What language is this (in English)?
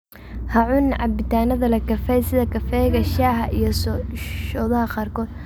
Somali